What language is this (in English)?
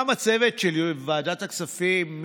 Hebrew